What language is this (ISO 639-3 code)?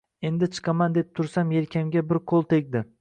uzb